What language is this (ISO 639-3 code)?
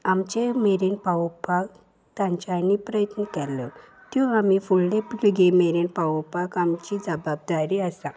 kok